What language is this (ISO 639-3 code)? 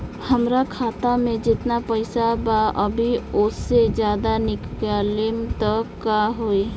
bho